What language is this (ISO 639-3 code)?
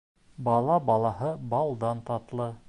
bak